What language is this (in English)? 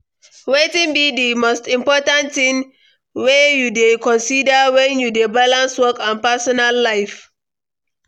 Nigerian Pidgin